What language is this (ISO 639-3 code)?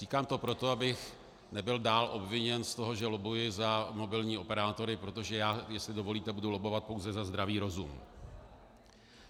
ces